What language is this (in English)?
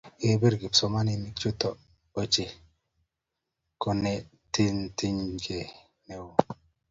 Kalenjin